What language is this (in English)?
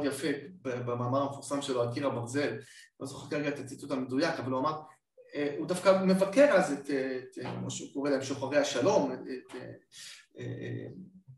Hebrew